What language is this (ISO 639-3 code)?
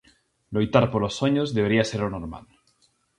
glg